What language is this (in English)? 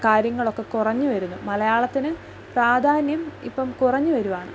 Malayalam